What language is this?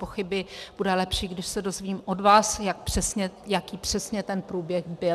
Czech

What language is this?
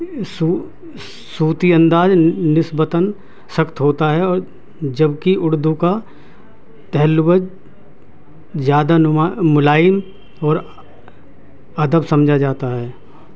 Urdu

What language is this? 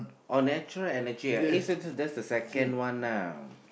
English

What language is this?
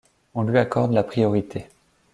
French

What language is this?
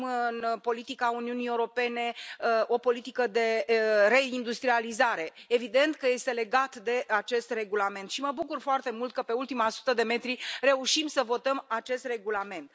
Romanian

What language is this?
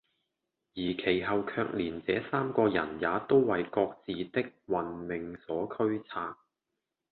Cantonese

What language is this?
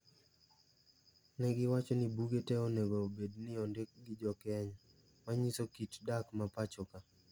Luo (Kenya and Tanzania)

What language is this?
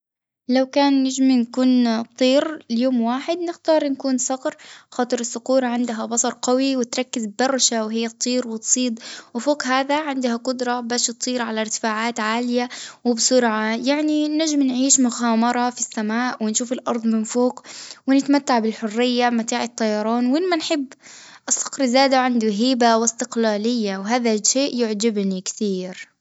Tunisian Arabic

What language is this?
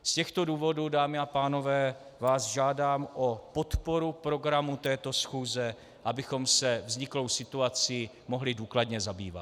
Czech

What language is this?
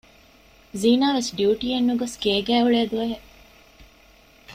Divehi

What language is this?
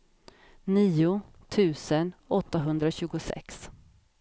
Swedish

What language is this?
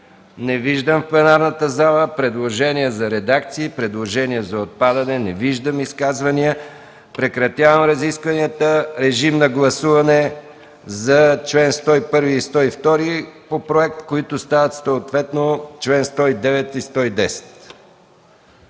Bulgarian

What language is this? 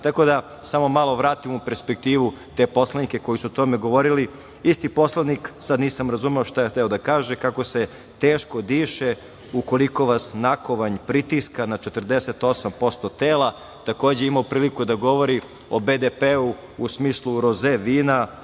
Serbian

